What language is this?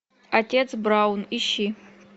Russian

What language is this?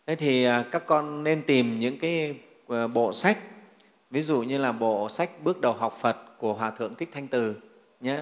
Vietnamese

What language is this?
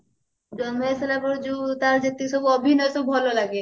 Odia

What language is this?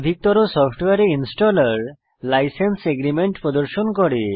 Bangla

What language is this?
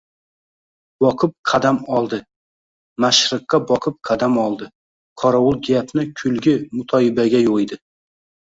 Uzbek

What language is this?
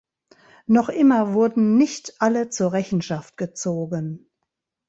German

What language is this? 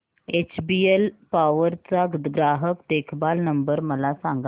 Marathi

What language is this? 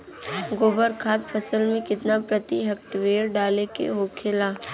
Bhojpuri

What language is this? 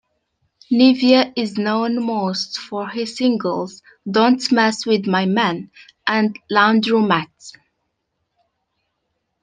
English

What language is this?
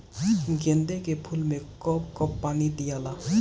Bhojpuri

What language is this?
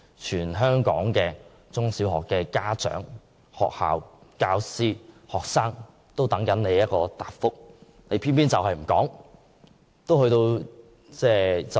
Cantonese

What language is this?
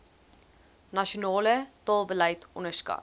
Afrikaans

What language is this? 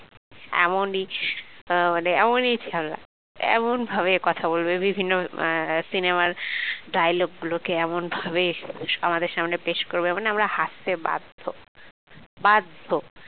Bangla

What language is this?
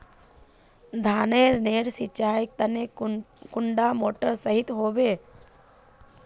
Magahi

